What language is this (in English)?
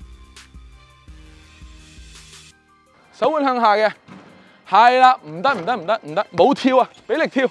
Chinese